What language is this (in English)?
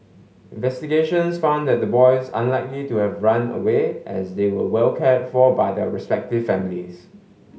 English